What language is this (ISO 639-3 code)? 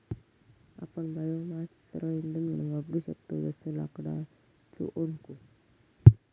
mar